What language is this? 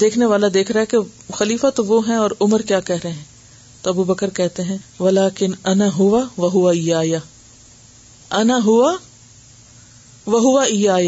Urdu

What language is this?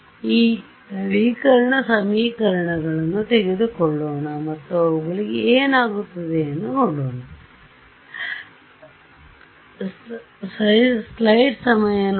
Kannada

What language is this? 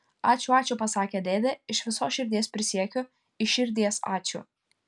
Lithuanian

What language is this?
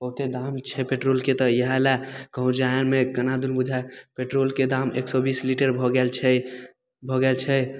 Maithili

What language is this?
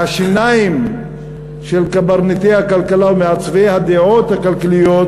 Hebrew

